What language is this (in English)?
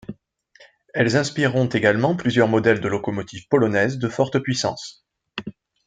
French